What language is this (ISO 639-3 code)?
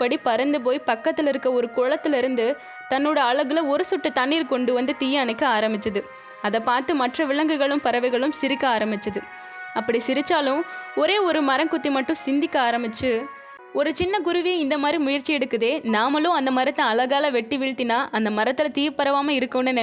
tam